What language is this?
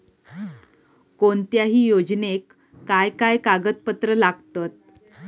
Marathi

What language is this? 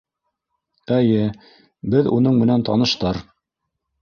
Bashkir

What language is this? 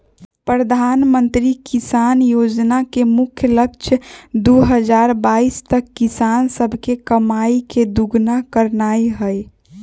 Magahi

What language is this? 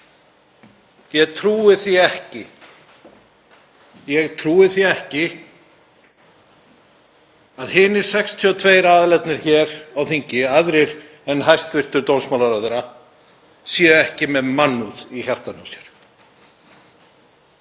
Icelandic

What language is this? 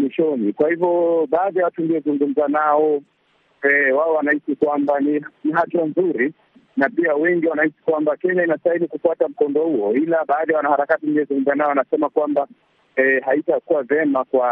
Swahili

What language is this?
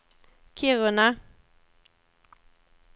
Swedish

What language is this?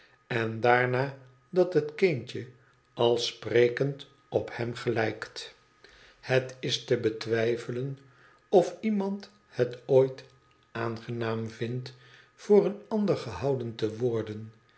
Dutch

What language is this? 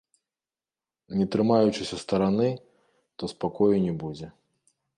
Belarusian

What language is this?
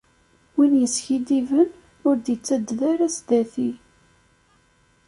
Kabyle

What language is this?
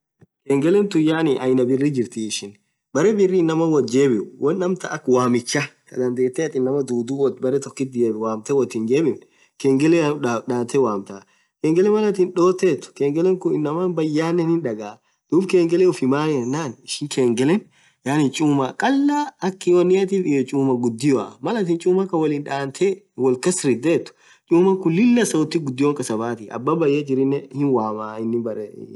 Orma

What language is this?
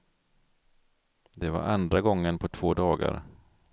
Swedish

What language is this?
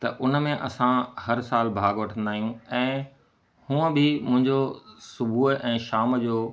Sindhi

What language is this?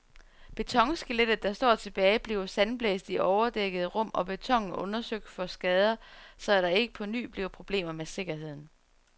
Danish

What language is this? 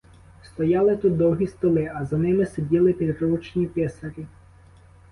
Ukrainian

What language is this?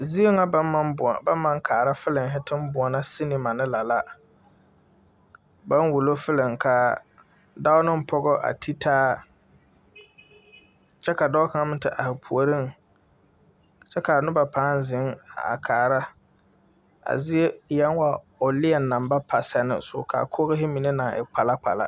Southern Dagaare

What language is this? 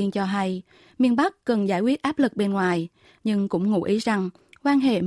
Vietnamese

